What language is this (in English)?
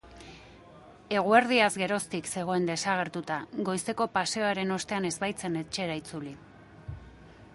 Basque